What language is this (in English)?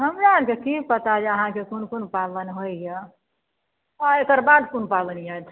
Maithili